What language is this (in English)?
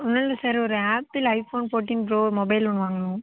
Tamil